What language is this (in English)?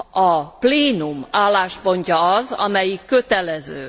Hungarian